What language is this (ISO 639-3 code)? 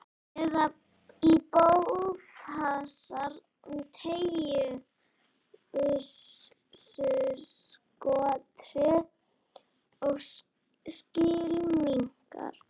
isl